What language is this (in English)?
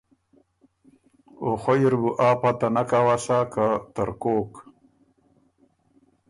Ormuri